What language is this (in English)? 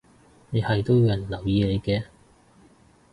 Cantonese